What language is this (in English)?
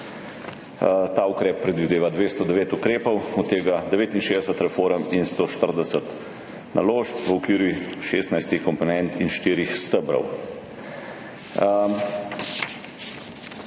Slovenian